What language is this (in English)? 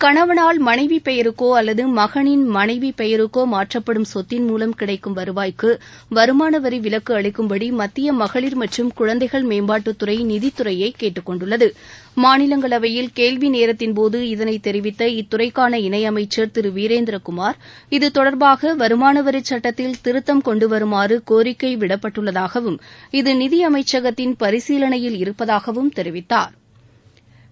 Tamil